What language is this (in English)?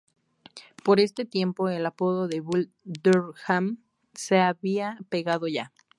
Spanish